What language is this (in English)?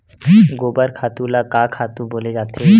Chhattisgarhi